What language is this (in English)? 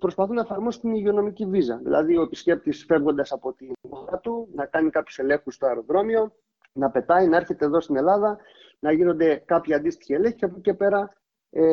Greek